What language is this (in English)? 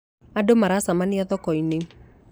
Kikuyu